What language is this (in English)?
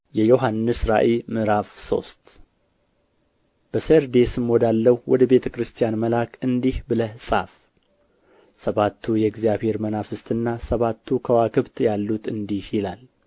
Amharic